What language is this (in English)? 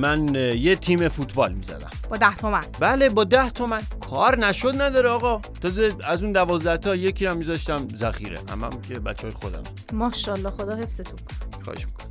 Persian